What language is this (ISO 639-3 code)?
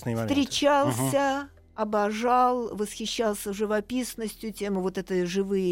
rus